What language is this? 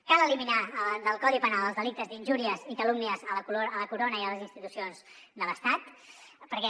Catalan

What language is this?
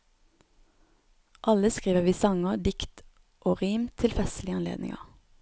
Norwegian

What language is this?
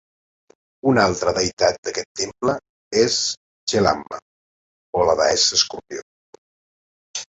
Catalan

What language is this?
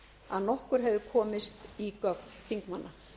Icelandic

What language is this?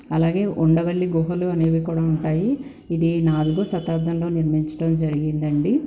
Telugu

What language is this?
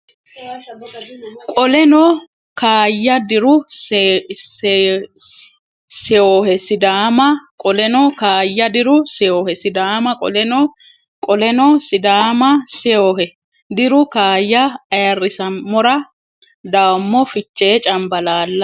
Sidamo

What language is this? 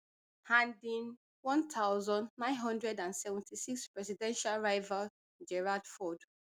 Nigerian Pidgin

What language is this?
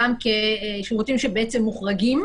Hebrew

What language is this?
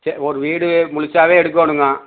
Tamil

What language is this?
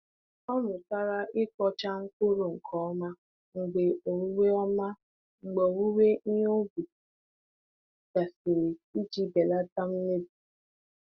Igbo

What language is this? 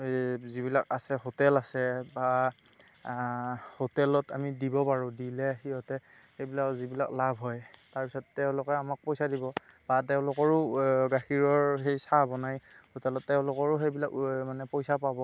Assamese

